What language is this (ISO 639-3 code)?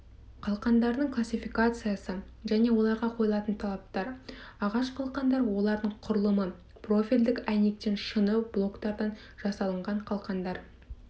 kaz